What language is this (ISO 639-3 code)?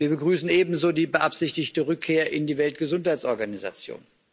deu